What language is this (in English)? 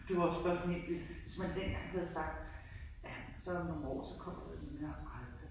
Danish